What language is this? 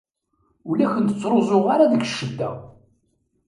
Kabyle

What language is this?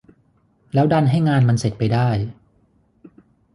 Thai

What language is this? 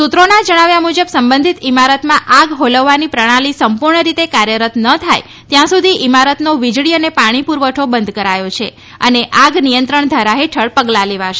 Gujarati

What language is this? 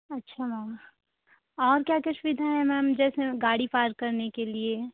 Hindi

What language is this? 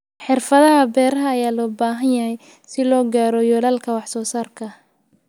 Somali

